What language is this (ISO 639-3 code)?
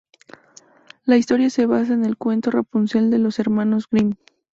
spa